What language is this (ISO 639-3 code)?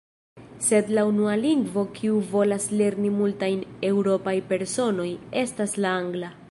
epo